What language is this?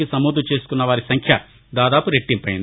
Telugu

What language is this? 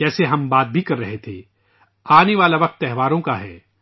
Urdu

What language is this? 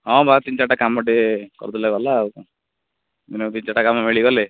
Odia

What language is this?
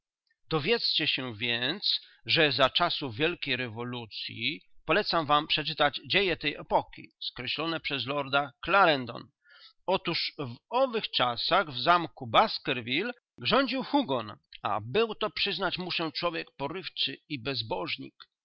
Polish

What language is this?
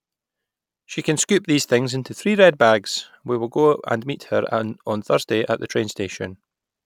English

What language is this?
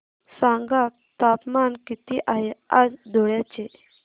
Marathi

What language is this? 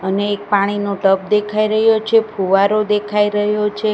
Gujarati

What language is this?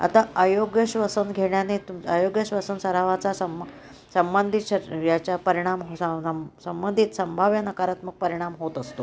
Marathi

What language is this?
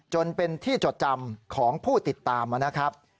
Thai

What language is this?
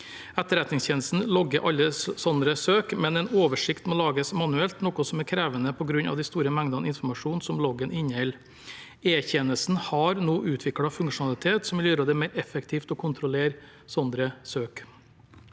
Norwegian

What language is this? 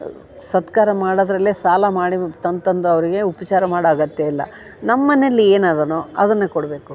Kannada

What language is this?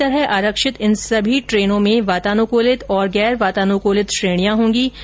Hindi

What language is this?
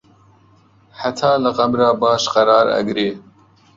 Central Kurdish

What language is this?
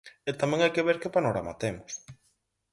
Galician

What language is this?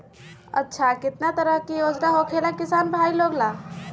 Magahi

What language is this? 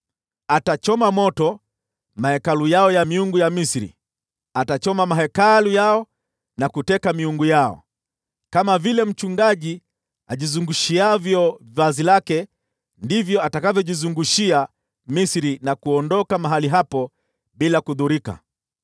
Swahili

